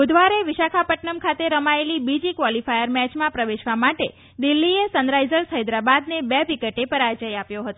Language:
Gujarati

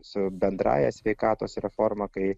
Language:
Lithuanian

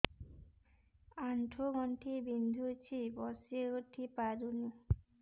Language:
Odia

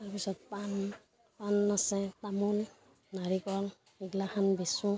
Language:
Assamese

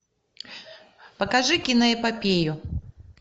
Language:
Russian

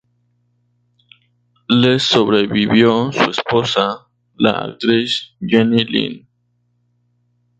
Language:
Spanish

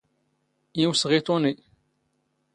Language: Standard Moroccan Tamazight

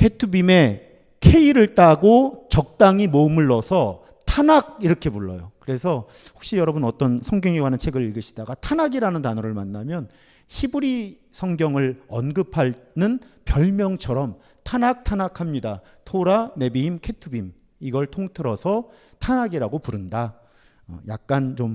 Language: Korean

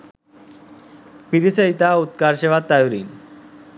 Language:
Sinhala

